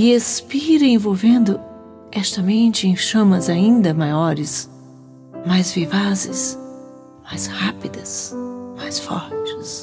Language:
Portuguese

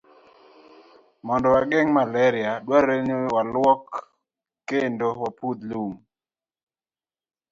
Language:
Luo (Kenya and Tanzania)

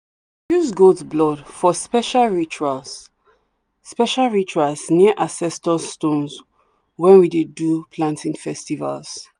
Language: Nigerian Pidgin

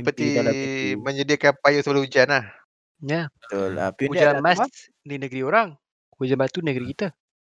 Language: Malay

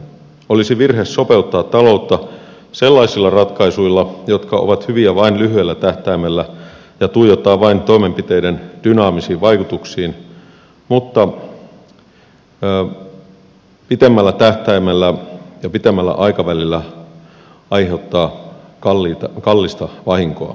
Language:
Finnish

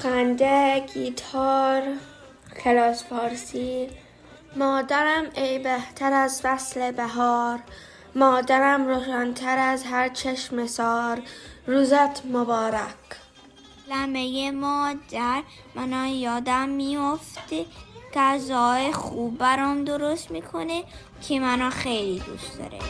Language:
Persian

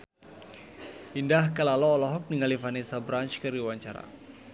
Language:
Sundanese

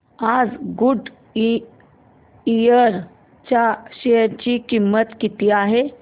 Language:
Marathi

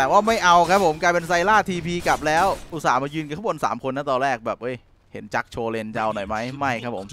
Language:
Thai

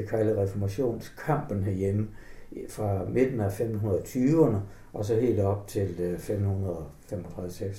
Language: Danish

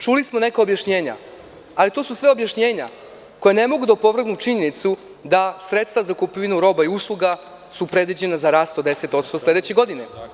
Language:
Serbian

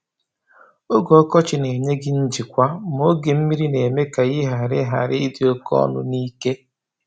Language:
Igbo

